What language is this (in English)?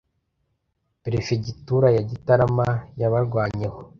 Kinyarwanda